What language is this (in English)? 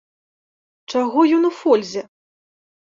Belarusian